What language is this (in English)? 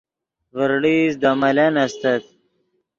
Yidgha